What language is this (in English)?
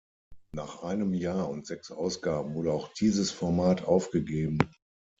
German